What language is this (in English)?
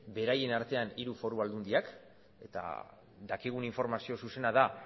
Basque